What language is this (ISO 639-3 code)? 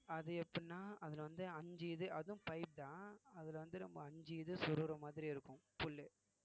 tam